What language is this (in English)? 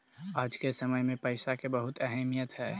Magahi